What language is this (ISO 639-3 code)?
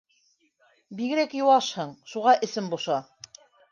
bak